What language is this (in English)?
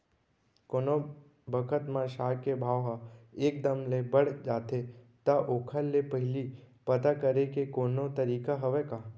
Chhattisgarhi